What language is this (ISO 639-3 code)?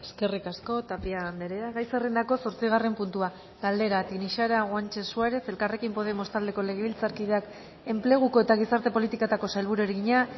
eus